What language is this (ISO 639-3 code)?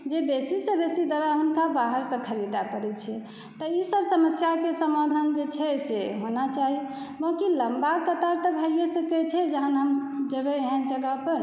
mai